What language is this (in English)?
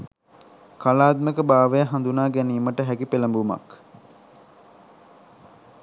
Sinhala